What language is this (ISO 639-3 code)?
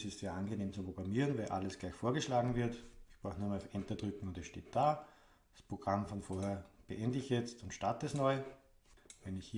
deu